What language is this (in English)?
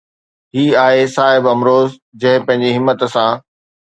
Sindhi